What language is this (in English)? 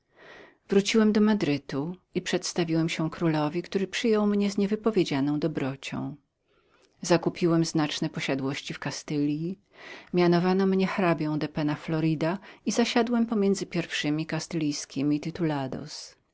Polish